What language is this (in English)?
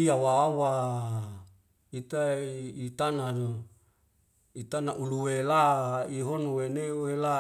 Wemale